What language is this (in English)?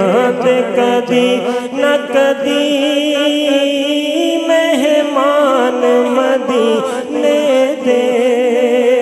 Romanian